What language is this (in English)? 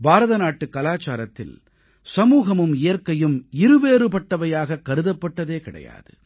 Tamil